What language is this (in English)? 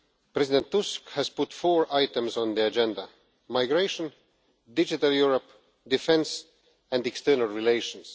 English